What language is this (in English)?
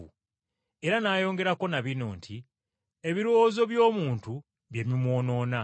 Ganda